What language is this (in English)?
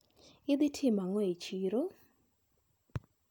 Luo (Kenya and Tanzania)